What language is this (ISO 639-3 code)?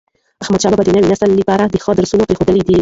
pus